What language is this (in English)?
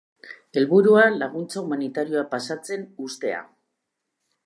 Basque